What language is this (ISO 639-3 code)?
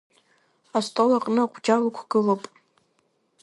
abk